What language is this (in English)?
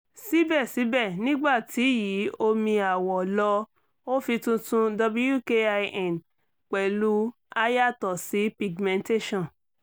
Yoruba